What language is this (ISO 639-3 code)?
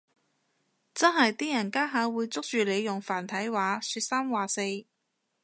yue